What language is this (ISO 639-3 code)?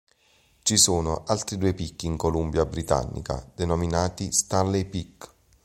ita